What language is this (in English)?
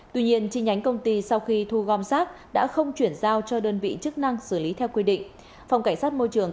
Vietnamese